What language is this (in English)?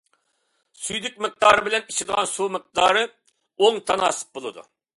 Uyghur